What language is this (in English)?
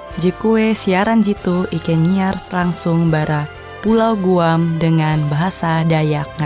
Indonesian